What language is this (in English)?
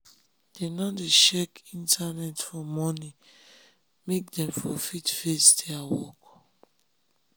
Nigerian Pidgin